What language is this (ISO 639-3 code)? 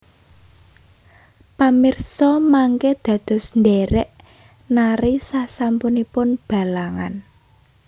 jav